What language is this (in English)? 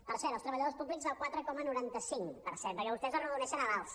Catalan